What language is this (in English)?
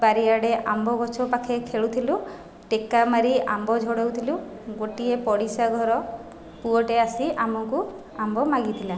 Odia